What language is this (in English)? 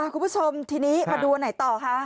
Thai